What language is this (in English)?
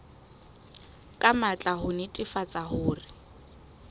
Southern Sotho